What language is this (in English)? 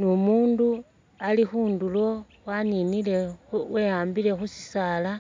Masaaba